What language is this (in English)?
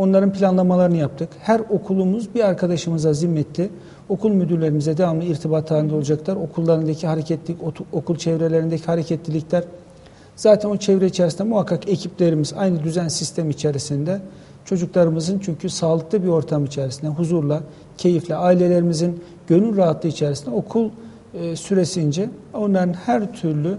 Turkish